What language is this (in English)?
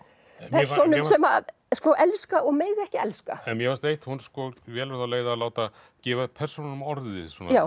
Icelandic